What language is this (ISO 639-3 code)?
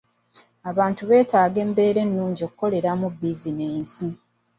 lug